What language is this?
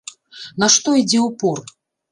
Belarusian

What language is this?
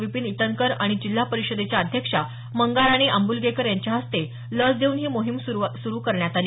Marathi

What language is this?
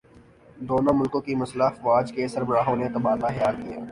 Urdu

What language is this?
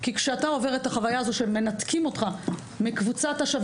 Hebrew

